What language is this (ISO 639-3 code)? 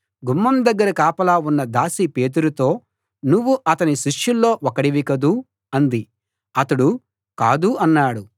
tel